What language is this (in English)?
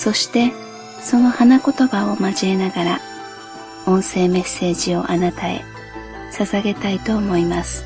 Japanese